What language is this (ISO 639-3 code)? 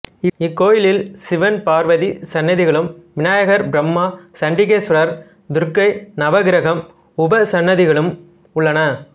tam